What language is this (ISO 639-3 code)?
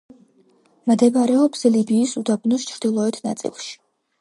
kat